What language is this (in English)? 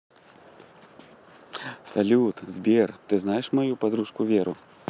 Russian